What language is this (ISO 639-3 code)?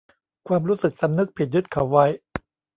tha